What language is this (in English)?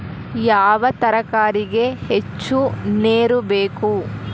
Kannada